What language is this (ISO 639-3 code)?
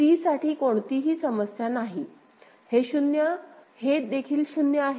mar